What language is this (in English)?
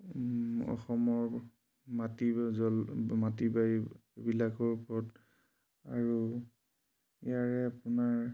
Assamese